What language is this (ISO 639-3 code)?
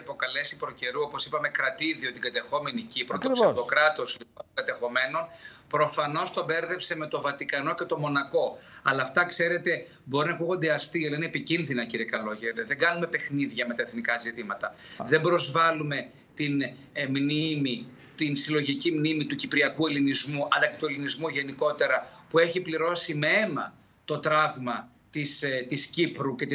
ell